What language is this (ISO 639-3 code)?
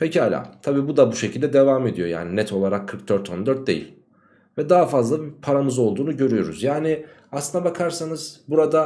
tur